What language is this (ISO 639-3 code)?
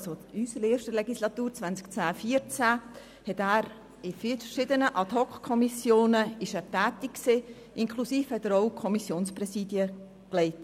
gsw